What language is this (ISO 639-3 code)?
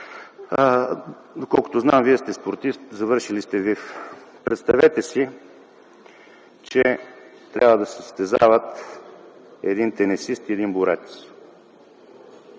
bul